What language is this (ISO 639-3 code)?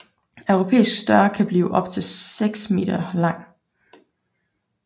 dan